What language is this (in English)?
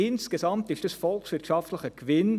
Swiss German